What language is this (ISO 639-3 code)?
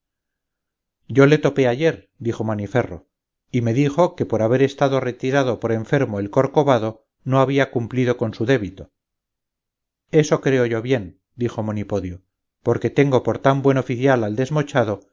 spa